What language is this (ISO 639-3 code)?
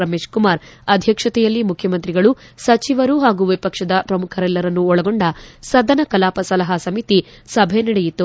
kan